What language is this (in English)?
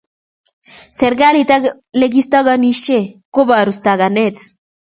Kalenjin